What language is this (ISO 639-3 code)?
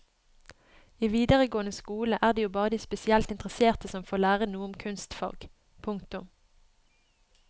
nor